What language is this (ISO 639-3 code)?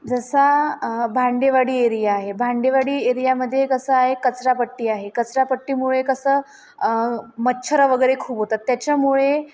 mar